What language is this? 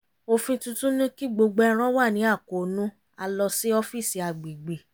Yoruba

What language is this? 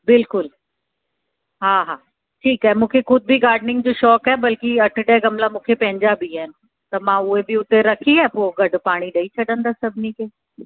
Sindhi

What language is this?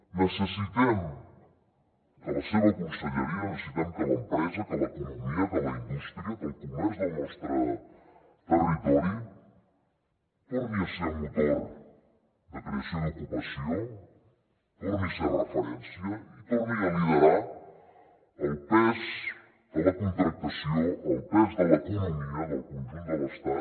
Catalan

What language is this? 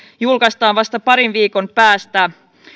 Finnish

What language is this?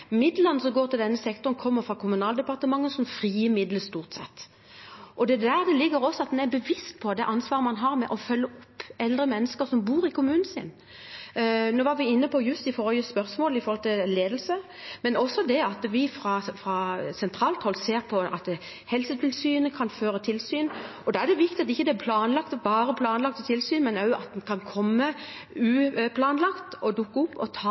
Norwegian Bokmål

